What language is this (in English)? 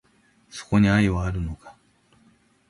Japanese